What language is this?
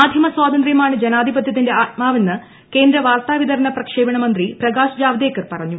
Malayalam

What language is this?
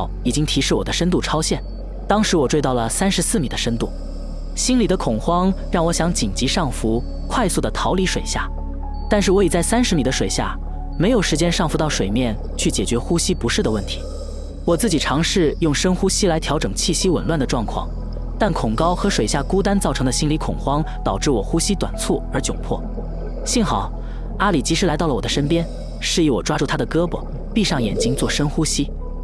Chinese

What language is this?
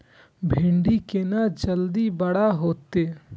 Maithili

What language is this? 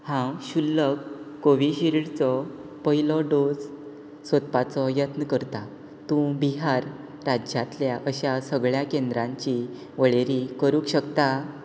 Konkani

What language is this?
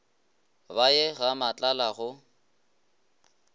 Northern Sotho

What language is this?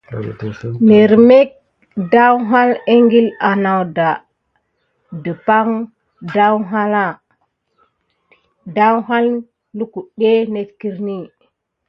Gidar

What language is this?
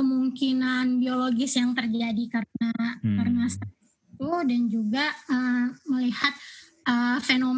Indonesian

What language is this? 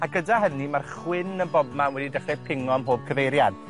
Welsh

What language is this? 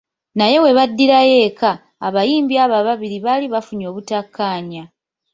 Ganda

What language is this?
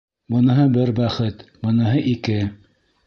Bashkir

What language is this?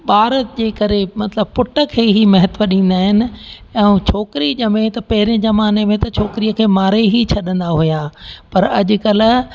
Sindhi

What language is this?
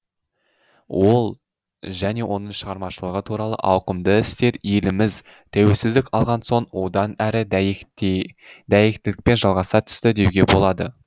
Kazakh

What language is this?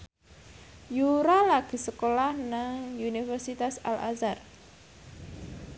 Javanese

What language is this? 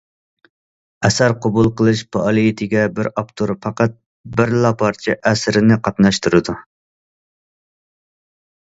Uyghur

